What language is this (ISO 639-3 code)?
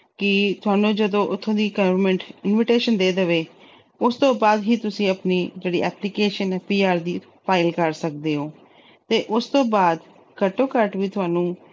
pan